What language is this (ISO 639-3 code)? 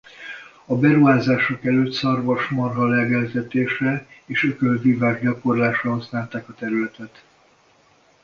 hun